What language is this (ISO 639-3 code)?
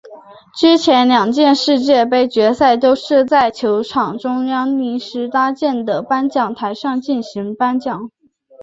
zho